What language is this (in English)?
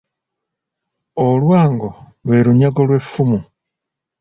Ganda